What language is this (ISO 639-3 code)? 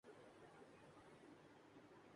urd